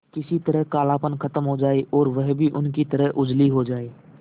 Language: Hindi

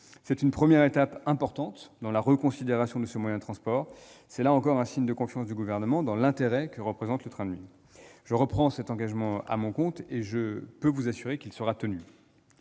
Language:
French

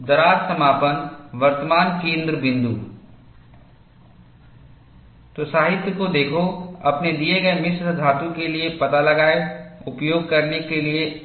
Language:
Hindi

